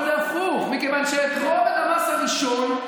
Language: Hebrew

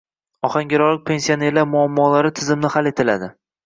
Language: Uzbek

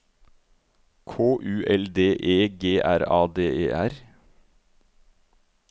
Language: Norwegian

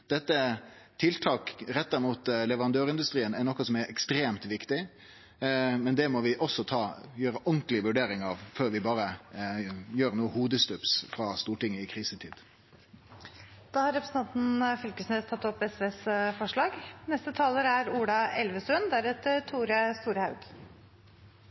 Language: Norwegian Nynorsk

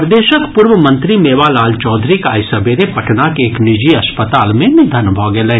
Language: Maithili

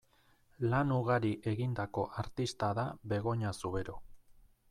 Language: Basque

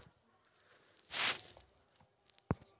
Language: Marathi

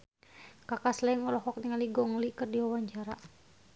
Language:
Sundanese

